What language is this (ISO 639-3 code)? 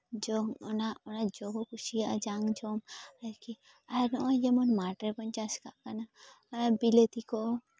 sat